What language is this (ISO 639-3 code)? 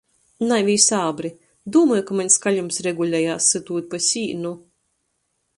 ltg